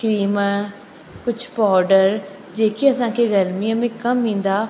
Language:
Sindhi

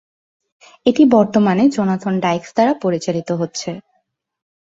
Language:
Bangla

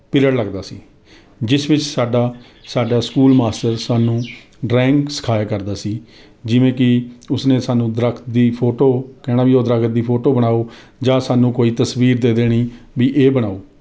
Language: Punjabi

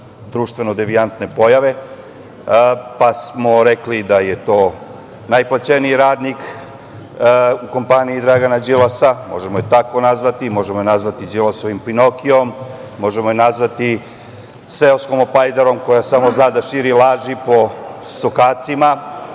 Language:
Serbian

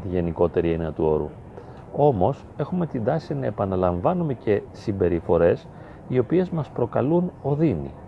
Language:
Greek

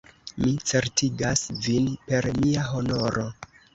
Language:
Esperanto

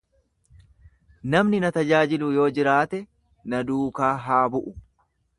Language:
Oromo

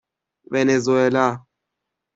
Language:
Persian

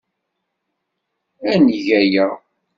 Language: Kabyle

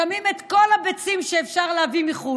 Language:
Hebrew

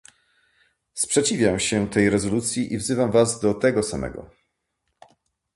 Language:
Polish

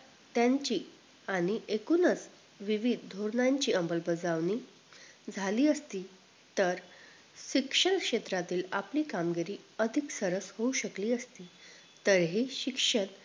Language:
Marathi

